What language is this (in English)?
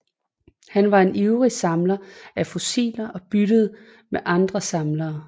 Danish